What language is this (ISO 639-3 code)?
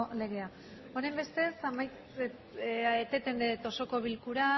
eus